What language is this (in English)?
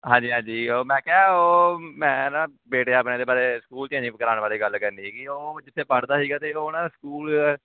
Punjabi